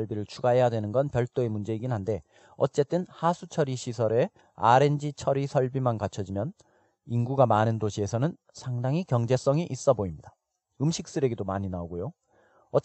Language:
Korean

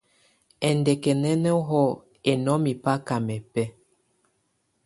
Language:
Tunen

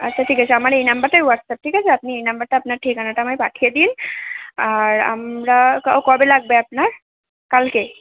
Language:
Bangla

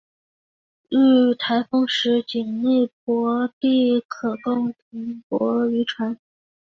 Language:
Chinese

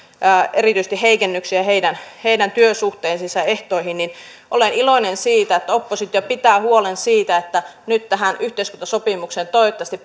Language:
Finnish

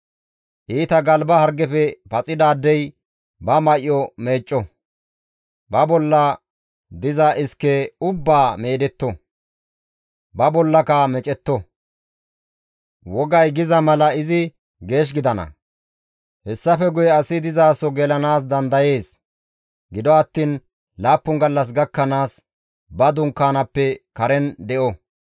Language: Gamo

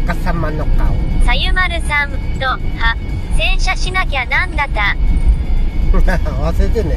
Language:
Japanese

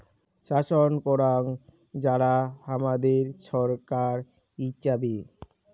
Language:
Bangla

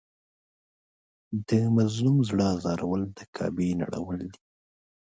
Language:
Pashto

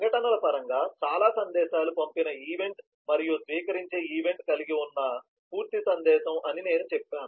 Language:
Telugu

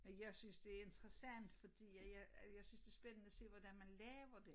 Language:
Danish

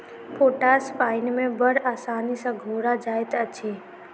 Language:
Maithili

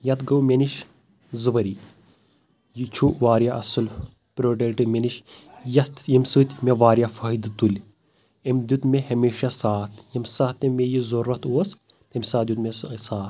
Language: Kashmiri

